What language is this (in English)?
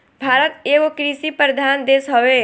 Bhojpuri